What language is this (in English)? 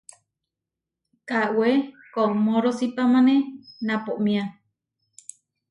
Huarijio